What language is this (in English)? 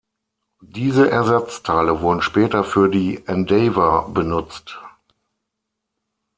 German